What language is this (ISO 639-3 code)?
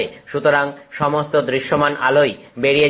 ben